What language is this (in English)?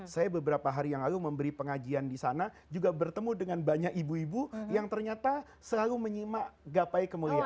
Indonesian